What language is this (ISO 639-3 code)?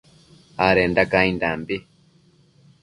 mcf